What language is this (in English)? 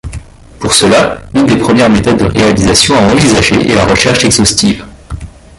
French